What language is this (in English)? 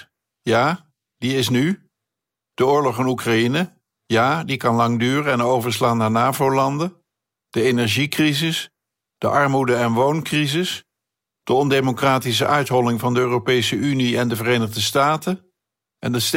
Dutch